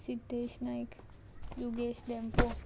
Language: Konkani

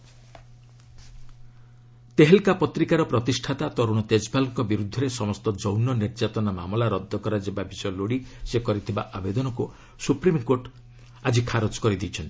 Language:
Odia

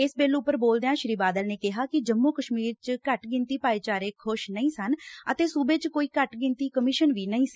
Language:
Punjabi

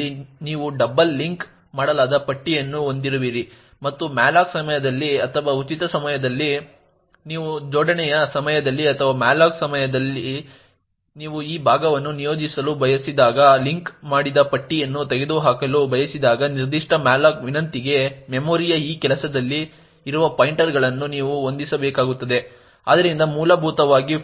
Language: Kannada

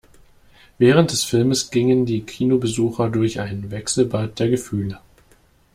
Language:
German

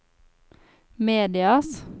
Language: Norwegian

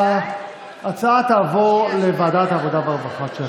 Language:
Hebrew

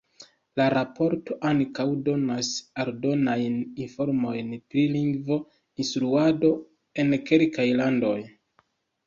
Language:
Esperanto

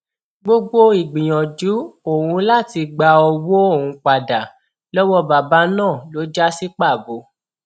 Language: Yoruba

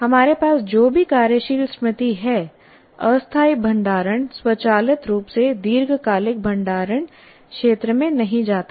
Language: Hindi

